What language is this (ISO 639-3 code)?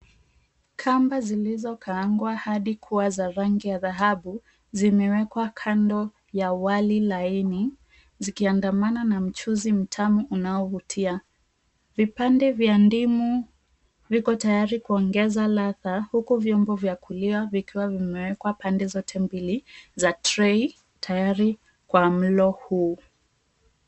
swa